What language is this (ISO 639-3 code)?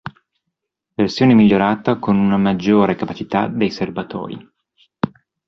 ita